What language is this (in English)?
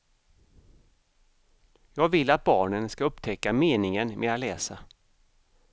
Swedish